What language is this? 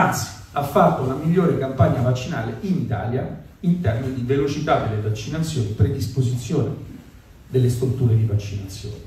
Italian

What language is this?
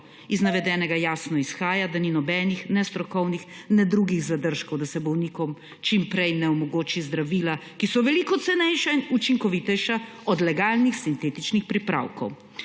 Slovenian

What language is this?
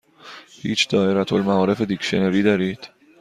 Persian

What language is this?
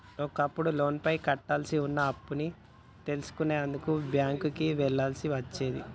Telugu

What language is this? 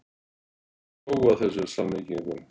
Icelandic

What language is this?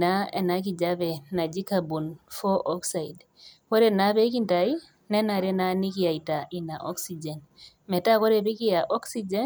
Masai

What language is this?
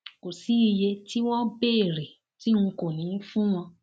Yoruba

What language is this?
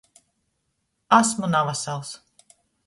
Latgalian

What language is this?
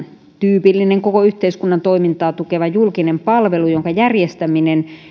Finnish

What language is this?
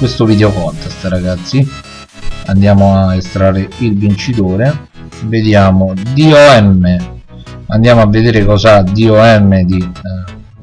Italian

